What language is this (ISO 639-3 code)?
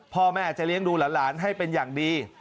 tha